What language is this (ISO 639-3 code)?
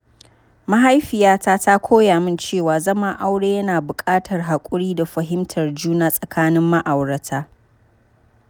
hau